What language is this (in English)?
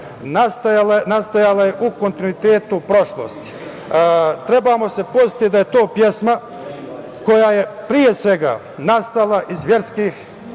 Serbian